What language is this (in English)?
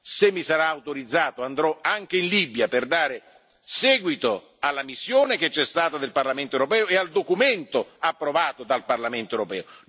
Italian